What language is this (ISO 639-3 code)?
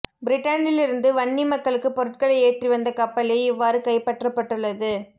tam